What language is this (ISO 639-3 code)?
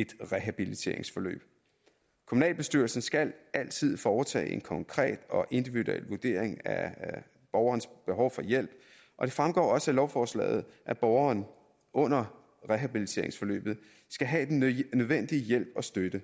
dan